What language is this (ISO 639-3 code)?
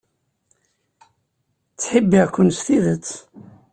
kab